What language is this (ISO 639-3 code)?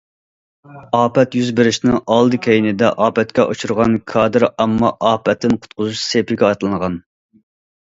uig